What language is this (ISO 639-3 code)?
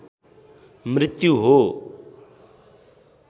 nep